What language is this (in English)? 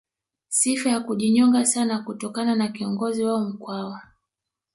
Swahili